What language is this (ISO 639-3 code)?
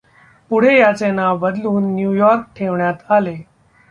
mar